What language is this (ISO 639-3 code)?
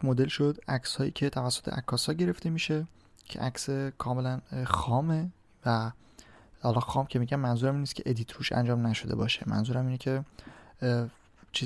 fas